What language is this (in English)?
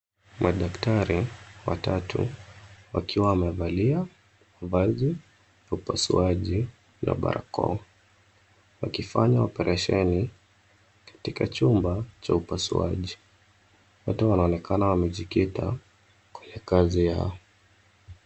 Swahili